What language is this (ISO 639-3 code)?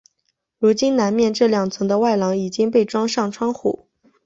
zho